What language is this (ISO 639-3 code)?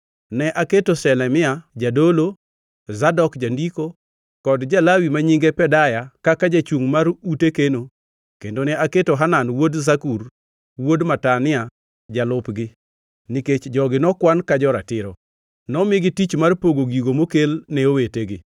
luo